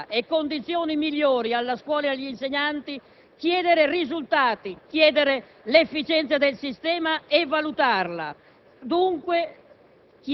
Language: Italian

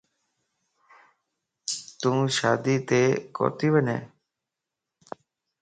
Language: Lasi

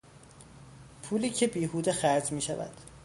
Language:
Persian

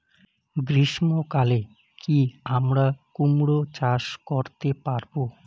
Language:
Bangla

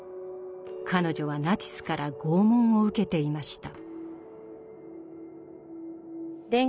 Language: Japanese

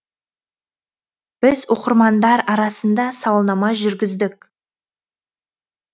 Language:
Kazakh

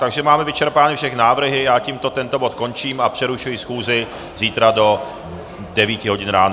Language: Czech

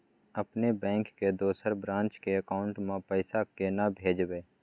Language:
Maithili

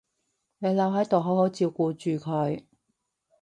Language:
Cantonese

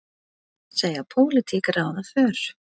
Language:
Icelandic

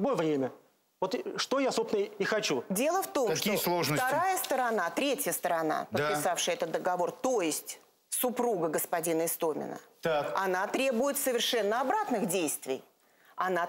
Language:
Russian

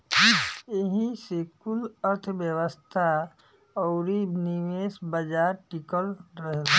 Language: Bhojpuri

